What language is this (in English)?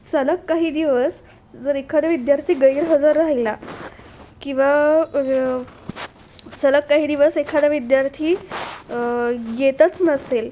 Marathi